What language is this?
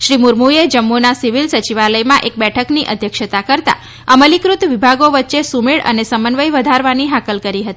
Gujarati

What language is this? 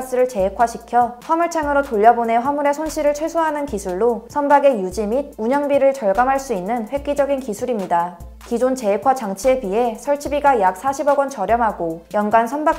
Korean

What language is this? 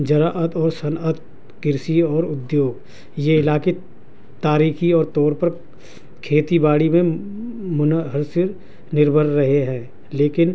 Urdu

